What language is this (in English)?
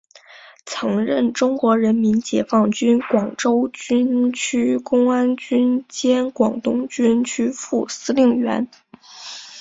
Chinese